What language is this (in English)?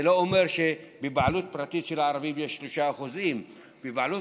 Hebrew